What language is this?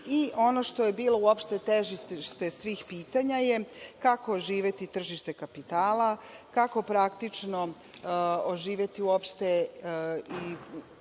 Serbian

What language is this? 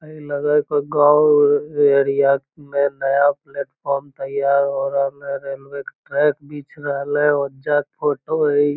Magahi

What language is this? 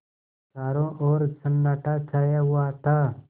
Hindi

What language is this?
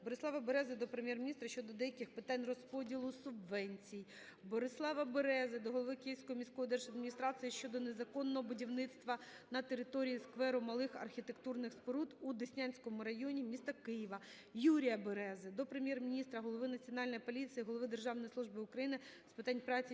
Ukrainian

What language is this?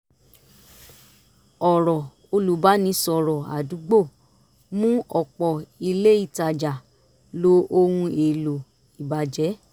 Yoruba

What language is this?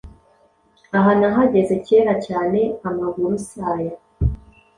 Kinyarwanda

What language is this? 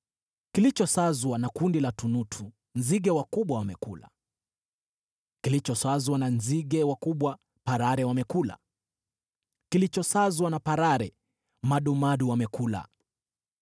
Swahili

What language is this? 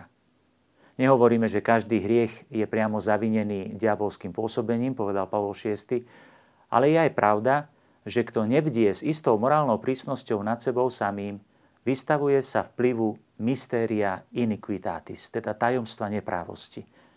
Slovak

